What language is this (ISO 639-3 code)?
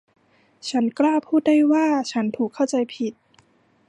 tha